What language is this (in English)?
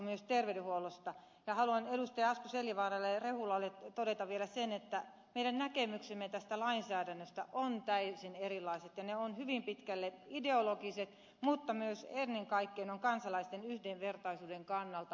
Finnish